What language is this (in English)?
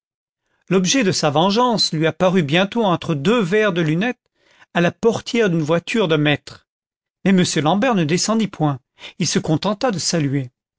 French